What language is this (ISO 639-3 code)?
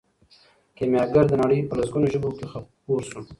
pus